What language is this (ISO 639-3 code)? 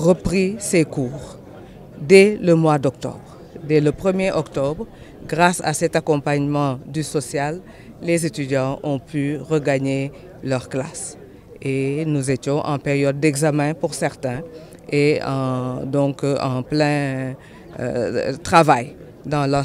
fra